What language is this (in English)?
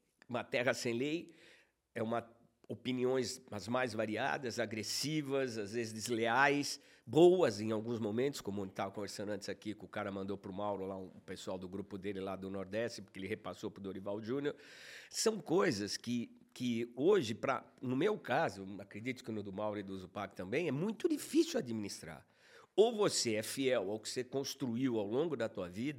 Portuguese